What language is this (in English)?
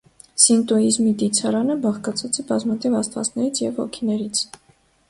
Armenian